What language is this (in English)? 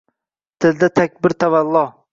Uzbek